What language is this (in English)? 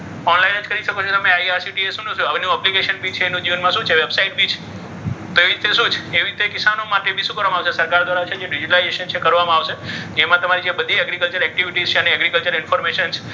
Gujarati